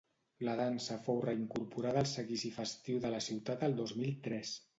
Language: Catalan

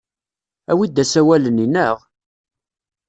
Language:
Kabyle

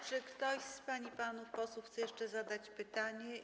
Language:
Polish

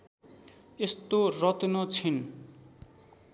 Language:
Nepali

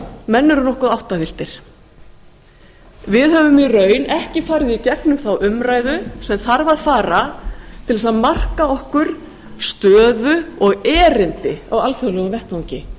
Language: Icelandic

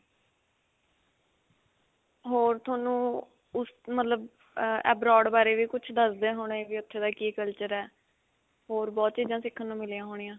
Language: Punjabi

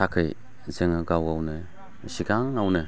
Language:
Bodo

